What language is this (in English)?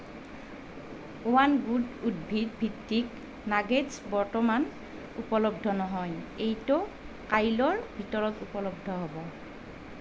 Assamese